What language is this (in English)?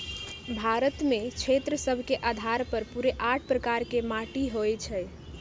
Magahi